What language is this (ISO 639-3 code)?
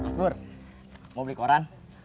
ind